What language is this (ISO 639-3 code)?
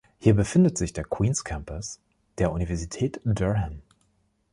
deu